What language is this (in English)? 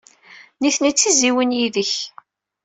Kabyle